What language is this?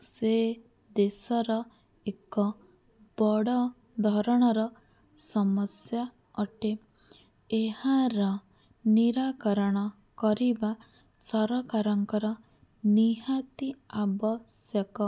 Odia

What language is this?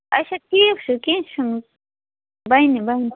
Kashmiri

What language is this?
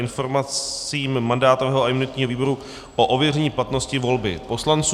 Czech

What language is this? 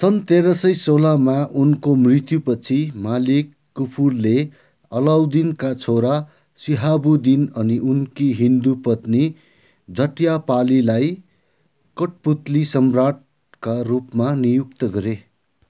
Nepali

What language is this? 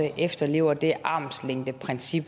Danish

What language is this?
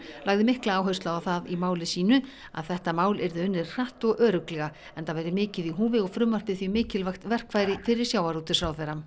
Icelandic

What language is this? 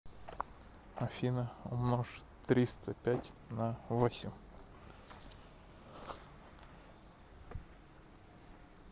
Russian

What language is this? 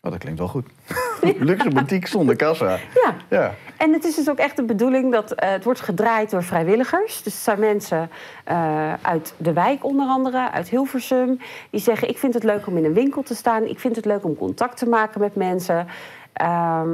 Dutch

